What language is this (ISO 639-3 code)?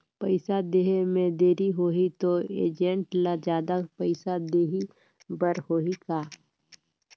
hne